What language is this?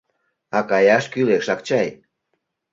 Mari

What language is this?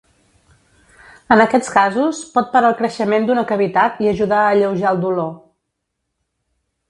Catalan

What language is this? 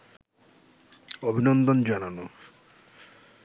Bangla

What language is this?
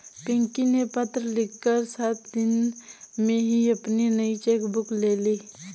Hindi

